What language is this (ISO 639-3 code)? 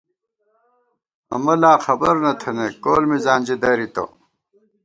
gwt